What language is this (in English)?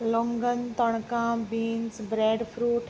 Konkani